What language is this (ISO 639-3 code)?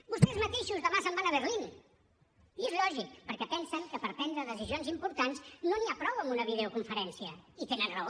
cat